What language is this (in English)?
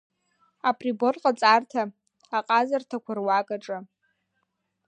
Abkhazian